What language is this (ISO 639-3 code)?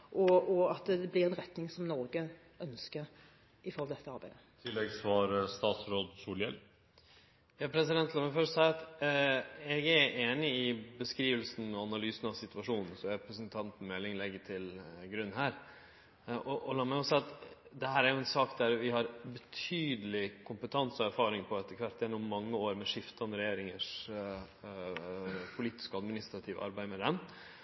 nor